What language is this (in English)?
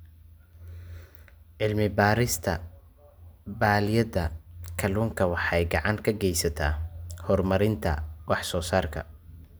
Somali